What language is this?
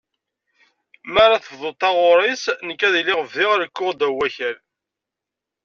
Kabyle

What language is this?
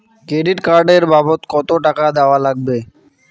Bangla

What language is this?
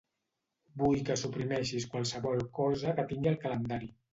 Catalan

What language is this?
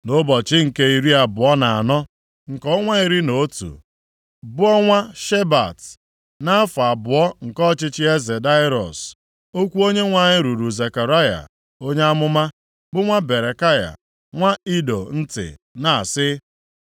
Igbo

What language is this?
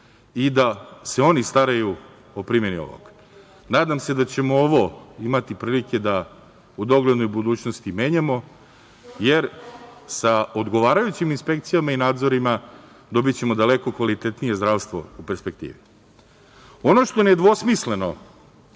Serbian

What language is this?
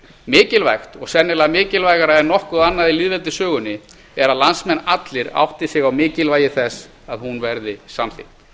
Icelandic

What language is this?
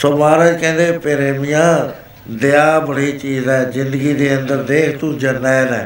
Punjabi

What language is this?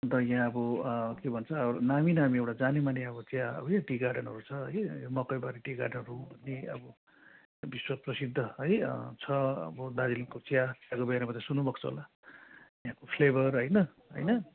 Nepali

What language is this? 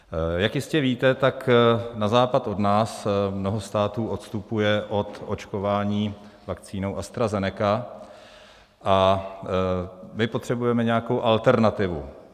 Czech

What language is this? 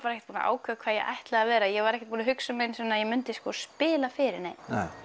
Icelandic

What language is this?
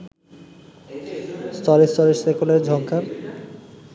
Bangla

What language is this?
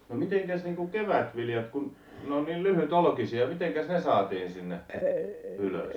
Finnish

